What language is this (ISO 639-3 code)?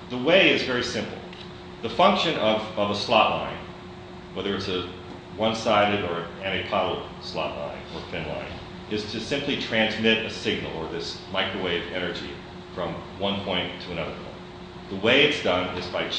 eng